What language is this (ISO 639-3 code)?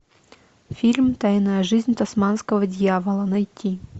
rus